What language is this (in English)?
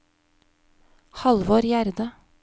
Norwegian